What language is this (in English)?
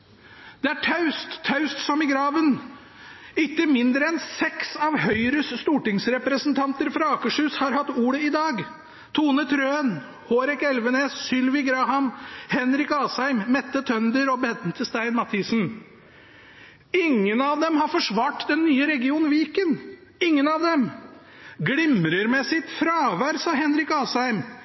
Norwegian Bokmål